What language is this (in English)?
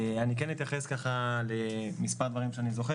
Hebrew